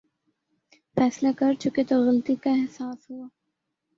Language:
Urdu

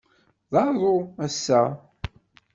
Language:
Kabyle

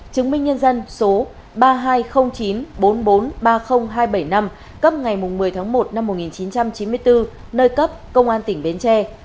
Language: Vietnamese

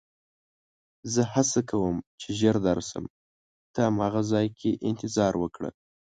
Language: Pashto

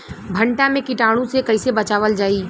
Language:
Bhojpuri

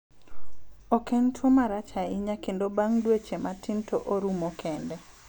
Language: Luo (Kenya and Tanzania)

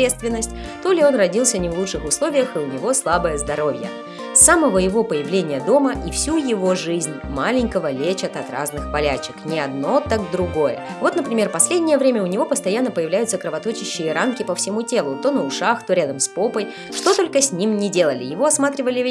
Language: Russian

